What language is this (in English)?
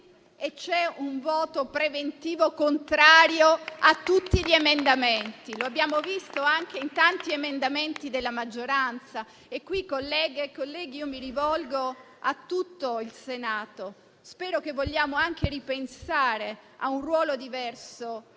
Italian